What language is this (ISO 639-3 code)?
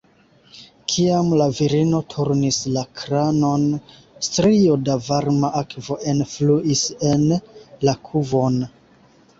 epo